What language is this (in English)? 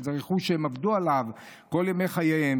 Hebrew